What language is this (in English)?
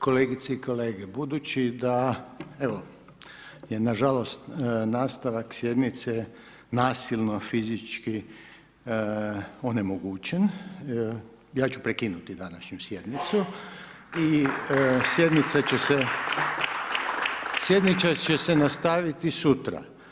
Croatian